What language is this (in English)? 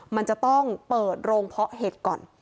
Thai